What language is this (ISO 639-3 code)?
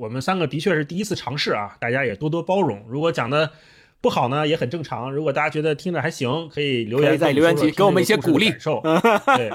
zho